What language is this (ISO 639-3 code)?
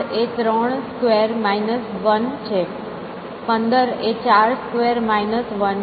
guj